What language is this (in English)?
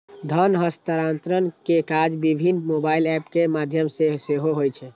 Maithili